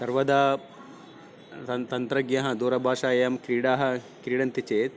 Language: Sanskrit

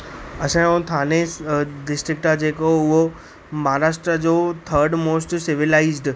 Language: Sindhi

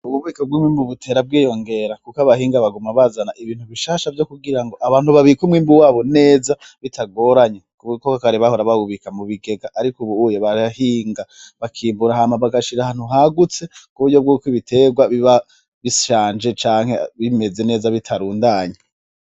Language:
Rundi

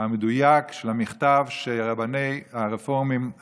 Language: Hebrew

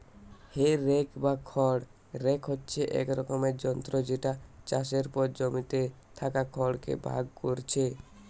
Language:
Bangla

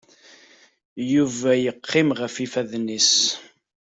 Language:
Kabyle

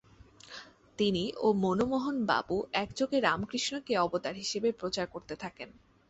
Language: Bangla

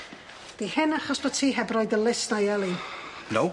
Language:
Welsh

